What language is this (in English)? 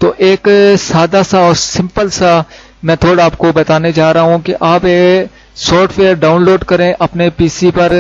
Urdu